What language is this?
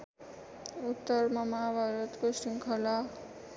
Nepali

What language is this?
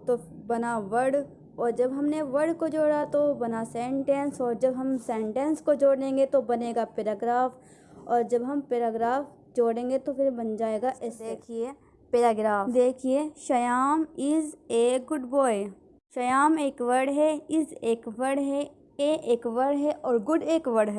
Hindi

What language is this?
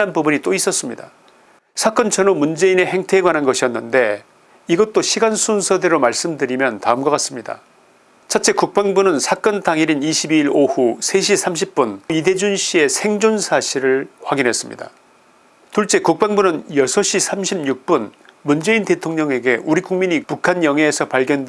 Korean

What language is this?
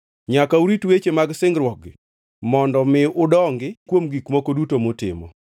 Luo (Kenya and Tanzania)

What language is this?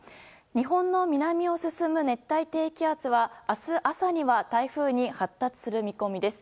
Japanese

